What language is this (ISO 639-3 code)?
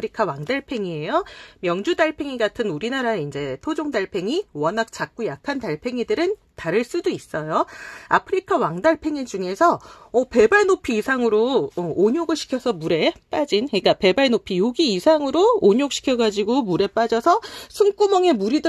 kor